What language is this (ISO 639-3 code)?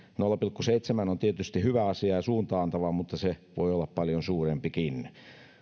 fin